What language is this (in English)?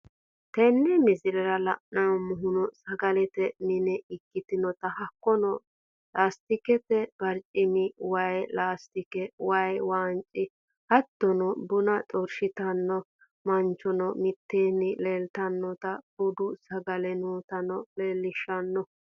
Sidamo